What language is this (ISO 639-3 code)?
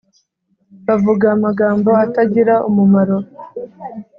kin